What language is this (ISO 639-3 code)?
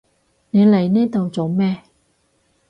yue